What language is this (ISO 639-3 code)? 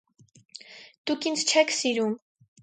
hye